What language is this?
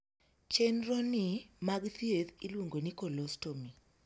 Luo (Kenya and Tanzania)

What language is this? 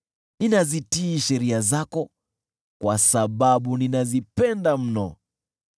Swahili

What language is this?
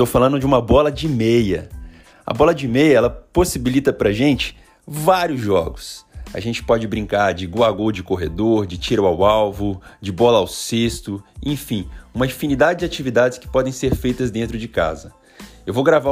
Portuguese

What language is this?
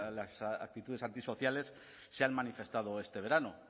Spanish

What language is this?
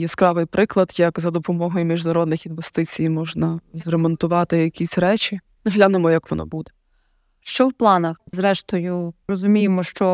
Ukrainian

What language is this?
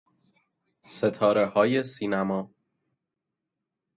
Persian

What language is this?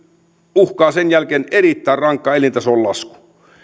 Finnish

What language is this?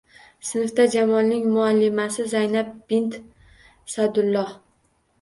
Uzbek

